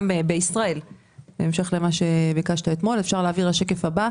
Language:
Hebrew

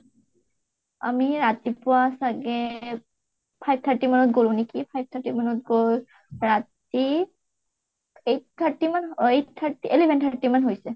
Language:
Assamese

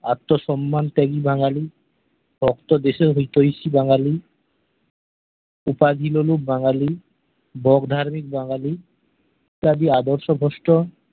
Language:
Bangla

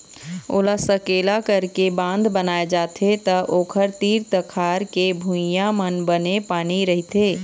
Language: Chhattisgarhi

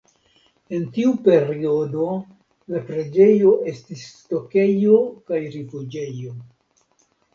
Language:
Esperanto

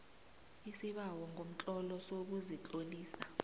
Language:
South Ndebele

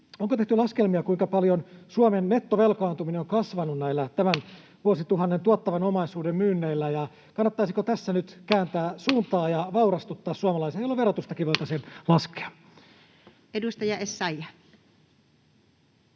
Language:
Finnish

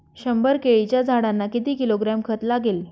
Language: Marathi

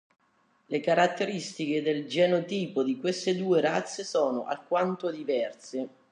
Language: Italian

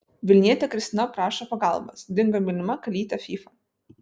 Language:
Lithuanian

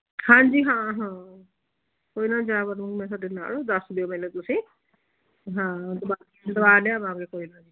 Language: Punjabi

